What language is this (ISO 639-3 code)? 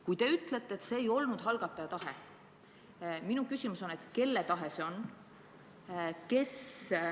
est